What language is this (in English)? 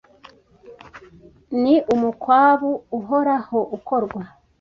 Kinyarwanda